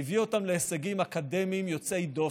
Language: Hebrew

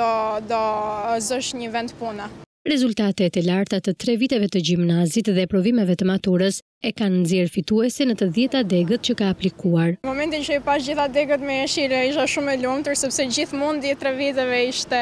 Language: Romanian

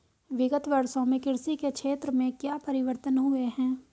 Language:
Hindi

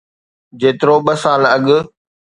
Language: Sindhi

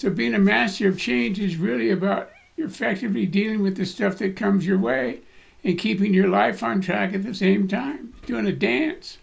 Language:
English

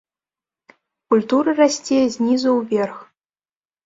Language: Belarusian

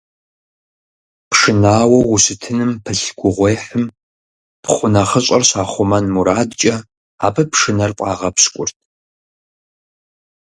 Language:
Kabardian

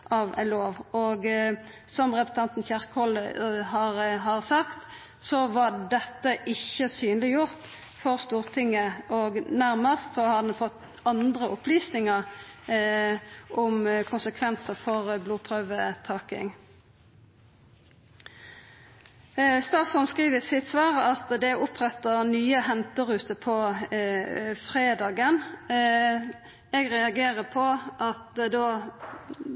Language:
Norwegian Nynorsk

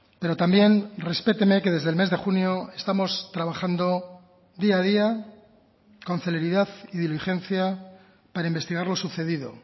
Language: Spanish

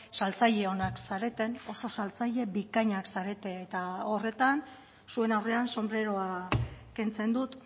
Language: Basque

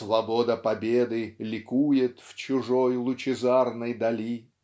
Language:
Russian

